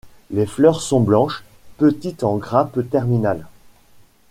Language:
French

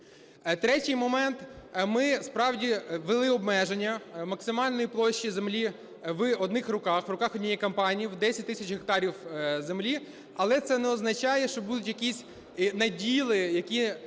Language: Ukrainian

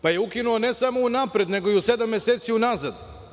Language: Serbian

